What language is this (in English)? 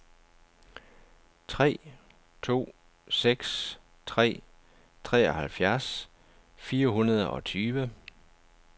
Danish